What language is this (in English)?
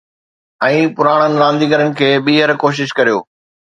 Sindhi